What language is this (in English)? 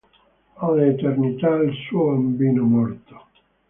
Italian